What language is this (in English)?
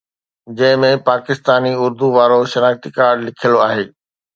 Sindhi